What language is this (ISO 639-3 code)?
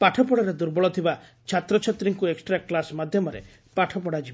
ori